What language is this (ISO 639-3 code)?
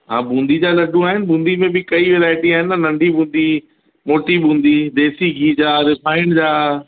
snd